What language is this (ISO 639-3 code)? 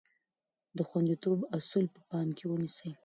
pus